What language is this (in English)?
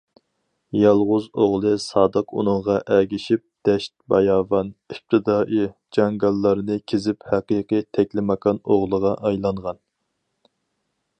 Uyghur